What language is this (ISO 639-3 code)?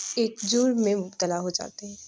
urd